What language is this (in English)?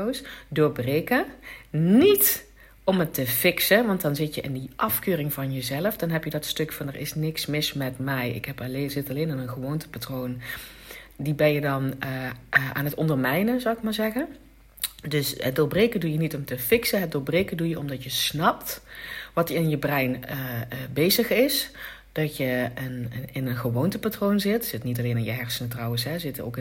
Dutch